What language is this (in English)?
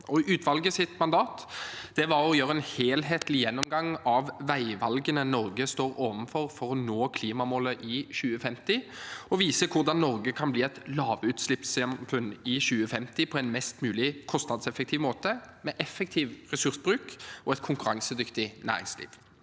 Norwegian